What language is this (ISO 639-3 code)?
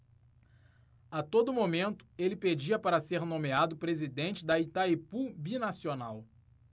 por